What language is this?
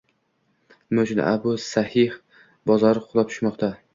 Uzbek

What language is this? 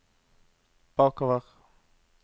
Norwegian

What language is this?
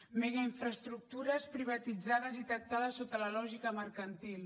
Catalan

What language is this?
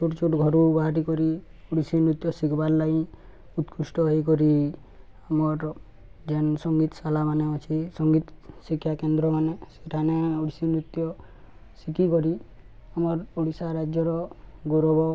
Odia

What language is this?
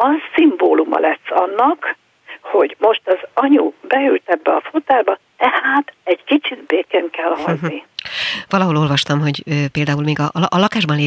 Hungarian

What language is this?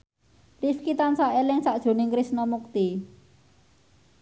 Javanese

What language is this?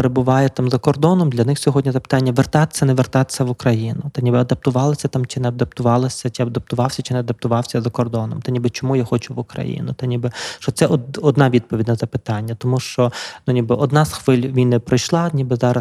Ukrainian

